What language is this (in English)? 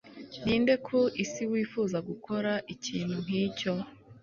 Kinyarwanda